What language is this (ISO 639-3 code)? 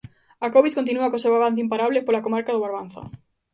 glg